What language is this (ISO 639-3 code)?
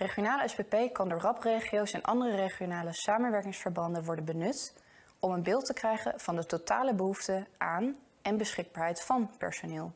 nld